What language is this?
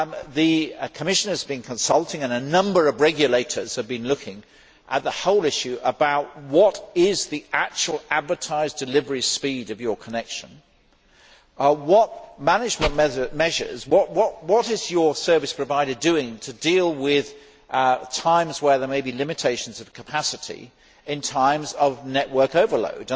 English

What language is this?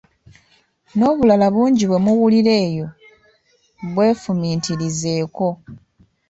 Ganda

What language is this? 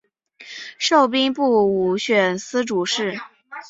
Chinese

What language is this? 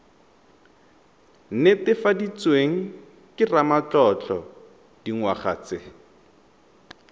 Tswana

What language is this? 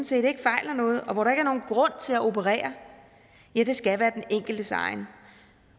Danish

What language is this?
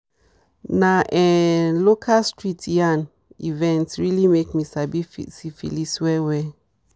Nigerian Pidgin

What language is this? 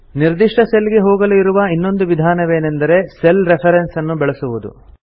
Kannada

